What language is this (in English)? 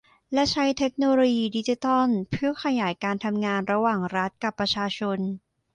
Thai